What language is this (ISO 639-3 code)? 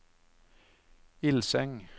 nor